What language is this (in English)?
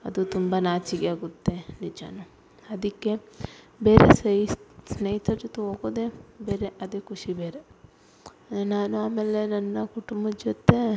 Kannada